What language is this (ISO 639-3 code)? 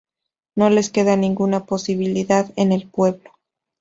spa